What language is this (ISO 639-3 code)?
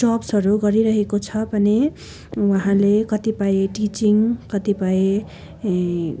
nep